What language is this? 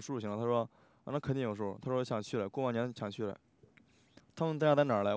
Chinese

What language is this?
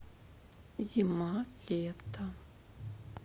Russian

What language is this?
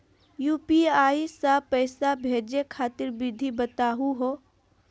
Magahi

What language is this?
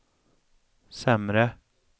Swedish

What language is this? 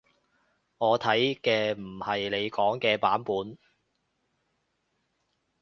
Cantonese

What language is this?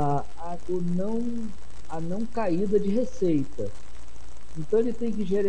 Portuguese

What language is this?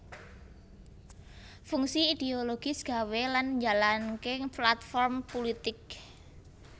Javanese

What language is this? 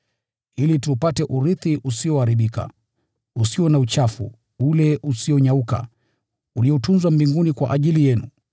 Swahili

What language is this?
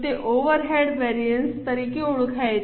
Gujarati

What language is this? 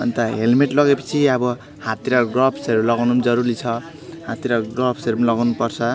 Nepali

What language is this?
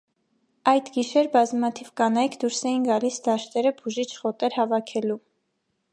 Armenian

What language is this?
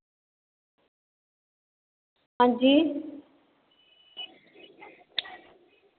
Dogri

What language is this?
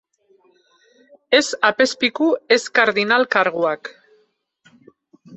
Basque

